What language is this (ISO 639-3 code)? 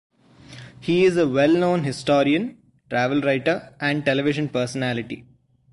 eng